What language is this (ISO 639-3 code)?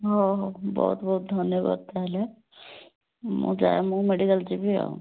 ori